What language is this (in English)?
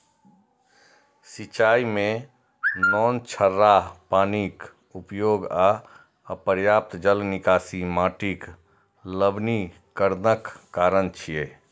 Maithili